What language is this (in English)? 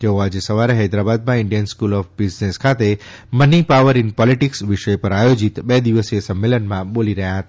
Gujarati